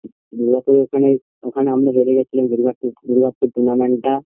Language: Bangla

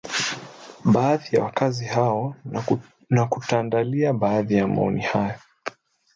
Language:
Swahili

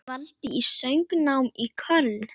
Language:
Icelandic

